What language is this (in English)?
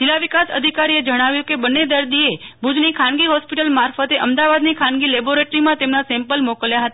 Gujarati